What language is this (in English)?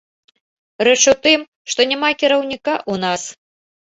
Belarusian